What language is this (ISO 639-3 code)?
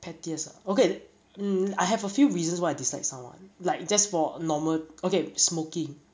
eng